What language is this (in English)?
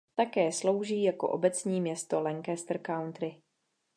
Czech